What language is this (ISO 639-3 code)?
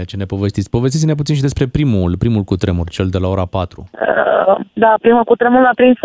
ron